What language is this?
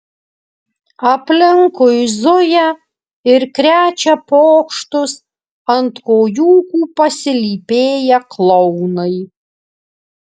Lithuanian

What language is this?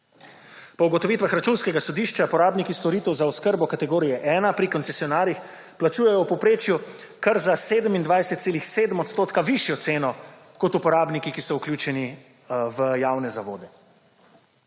Slovenian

